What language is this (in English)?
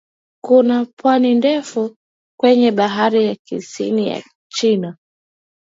Swahili